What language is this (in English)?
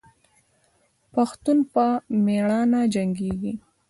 Pashto